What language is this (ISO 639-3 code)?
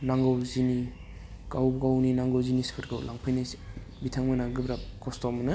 brx